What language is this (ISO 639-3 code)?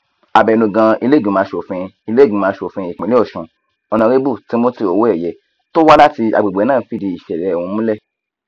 yor